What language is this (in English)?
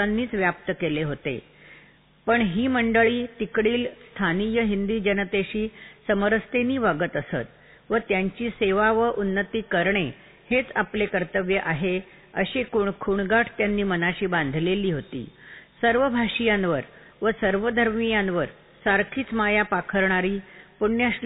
Marathi